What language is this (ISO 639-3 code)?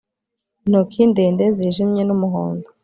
kin